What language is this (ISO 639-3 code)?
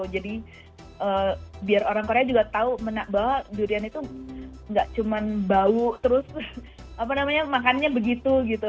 ind